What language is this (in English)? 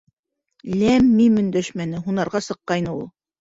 Bashkir